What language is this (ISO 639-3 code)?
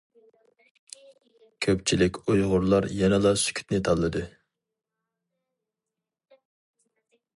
uig